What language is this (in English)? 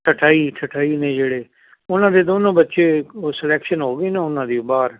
Punjabi